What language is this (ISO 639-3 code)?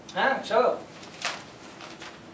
ben